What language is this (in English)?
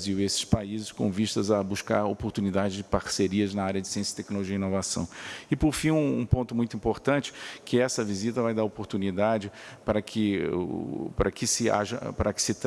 Portuguese